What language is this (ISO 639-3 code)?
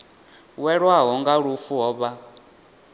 ven